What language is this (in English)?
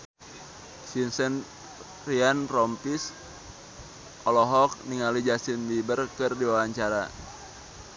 Sundanese